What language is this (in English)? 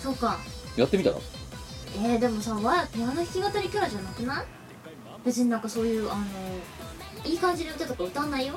Japanese